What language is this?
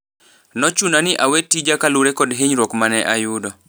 Luo (Kenya and Tanzania)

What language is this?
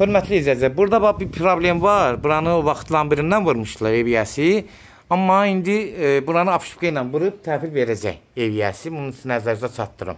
Turkish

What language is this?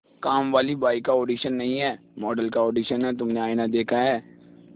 Hindi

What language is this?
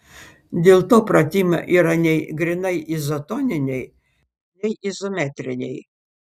Lithuanian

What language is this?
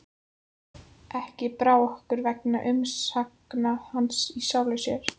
Icelandic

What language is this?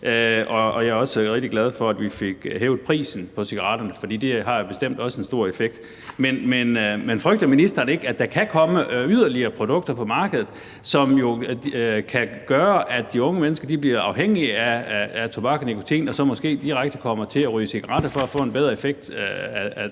Danish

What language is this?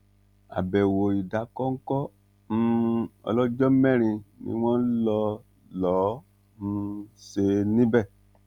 Yoruba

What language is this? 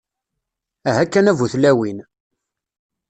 Kabyle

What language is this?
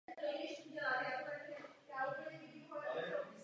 Czech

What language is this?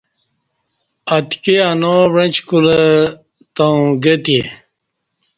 Kati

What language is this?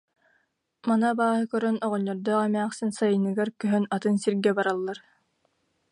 Yakut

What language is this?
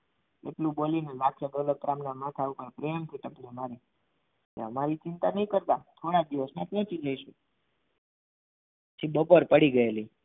Gujarati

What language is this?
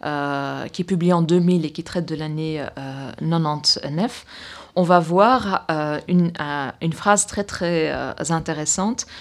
French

